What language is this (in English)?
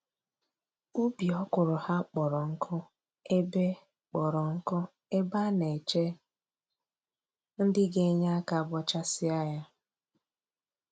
Igbo